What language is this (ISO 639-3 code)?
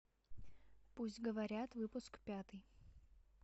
rus